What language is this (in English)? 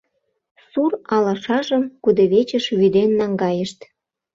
Mari